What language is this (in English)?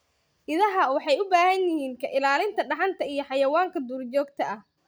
Somali